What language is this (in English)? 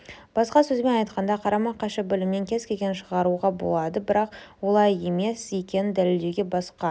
Kazakh